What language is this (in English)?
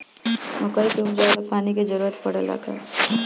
Bhojpuri